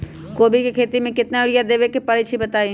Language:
Magahi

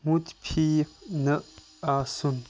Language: Kashmiri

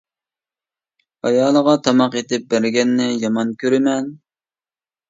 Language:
Uyghur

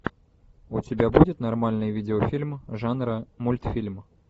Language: Russian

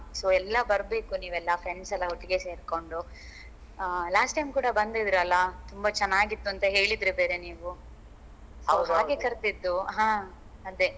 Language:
Kannada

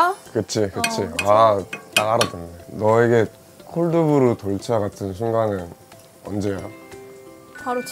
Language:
Korean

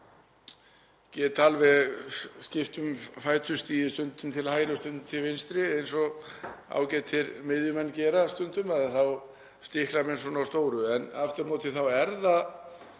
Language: Icelandic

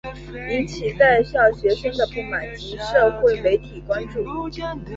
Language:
Chinese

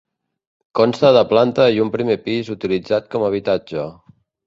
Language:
Catalan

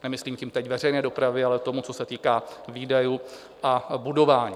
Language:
Czech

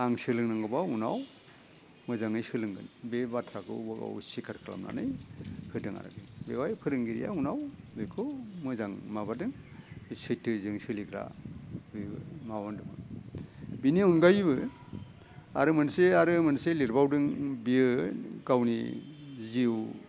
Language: Bodo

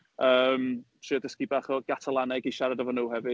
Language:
Welsh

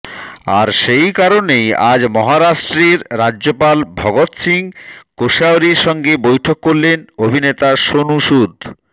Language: Bangla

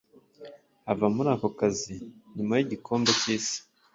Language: Kinyarwanda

